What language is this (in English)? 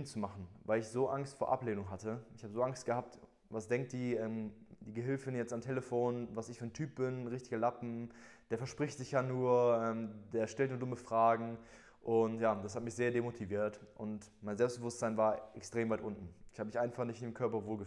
German